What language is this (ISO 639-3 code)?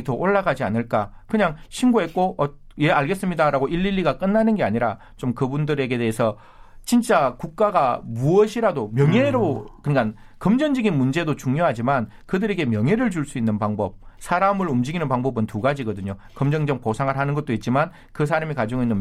kor